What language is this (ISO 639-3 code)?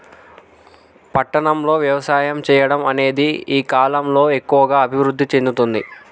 tel